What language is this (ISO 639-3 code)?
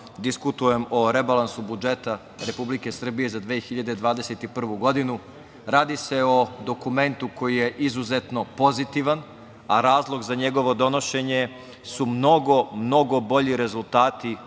srp